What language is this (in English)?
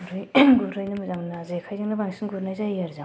Bodo